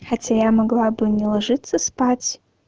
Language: Russian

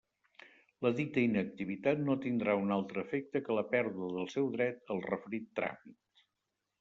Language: Catalan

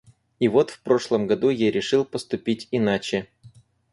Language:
Russian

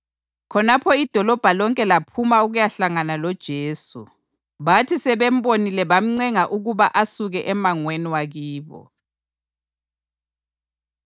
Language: North Ndebele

